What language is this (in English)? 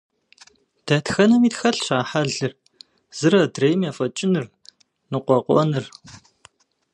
Kabardian